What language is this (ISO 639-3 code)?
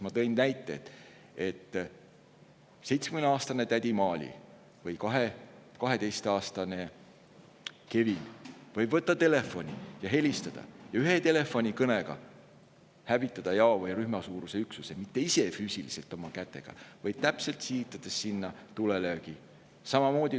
est